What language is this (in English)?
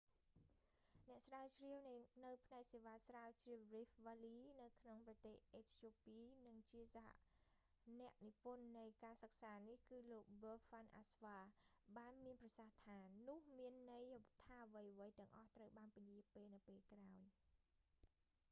Khmer